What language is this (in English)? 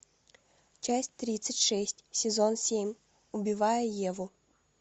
Russian